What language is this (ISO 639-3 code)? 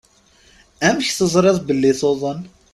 kab